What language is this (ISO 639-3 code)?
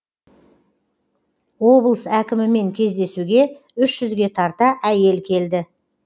kaz